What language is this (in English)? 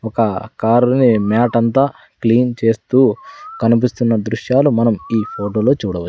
Telugu